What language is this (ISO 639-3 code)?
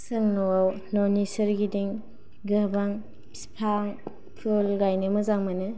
brx